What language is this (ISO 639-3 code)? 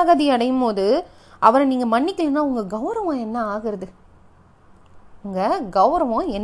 tam